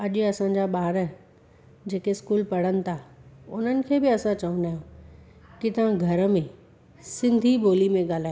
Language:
Sindhi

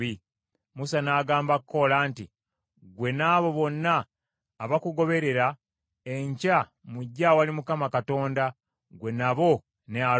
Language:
Ganda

